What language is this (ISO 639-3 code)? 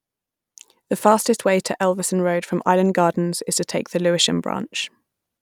eng